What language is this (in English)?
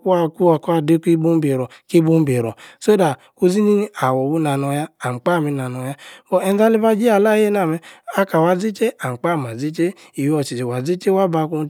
Yace